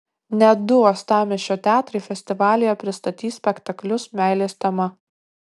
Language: Lithuanian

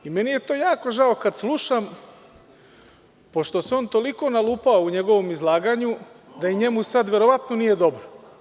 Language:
Serbian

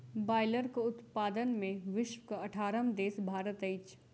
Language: Maithili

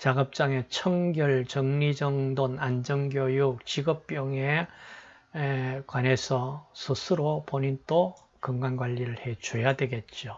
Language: Korean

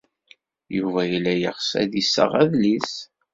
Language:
Kabyle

